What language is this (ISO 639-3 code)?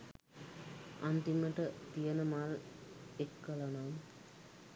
sin